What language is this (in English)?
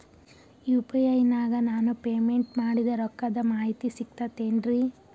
Kannada